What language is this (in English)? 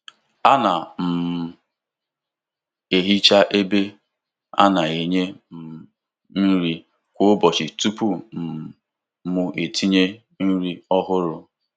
Igbo